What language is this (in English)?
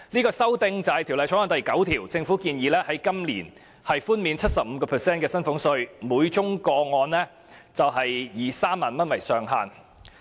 Cantonese